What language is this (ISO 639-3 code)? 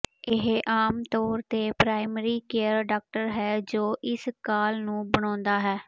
pan